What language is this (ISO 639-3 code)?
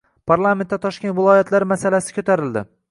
uzb